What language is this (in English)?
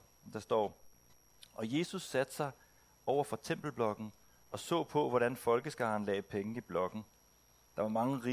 Danish